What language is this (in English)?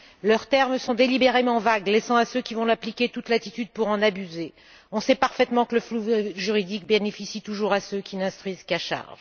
French